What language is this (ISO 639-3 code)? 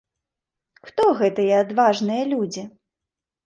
bel